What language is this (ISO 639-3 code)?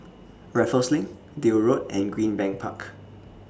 eng